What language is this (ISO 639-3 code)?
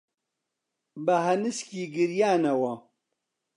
ckb